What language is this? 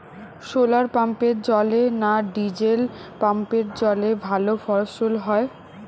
Bangla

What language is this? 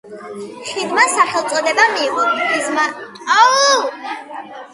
Georgian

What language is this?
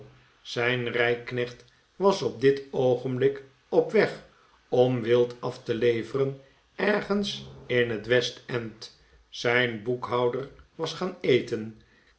Dutch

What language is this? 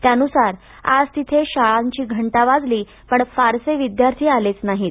Marathi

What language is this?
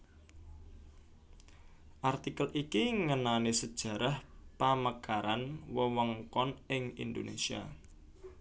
Javanese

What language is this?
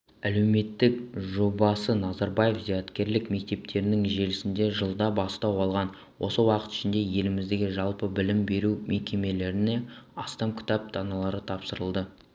Kazakh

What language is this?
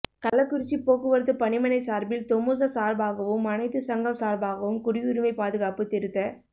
Tamil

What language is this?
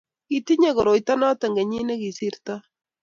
Kalenjin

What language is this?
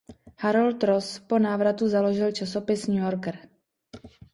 Czech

